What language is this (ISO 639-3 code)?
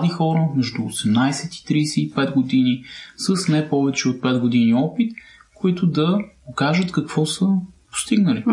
bul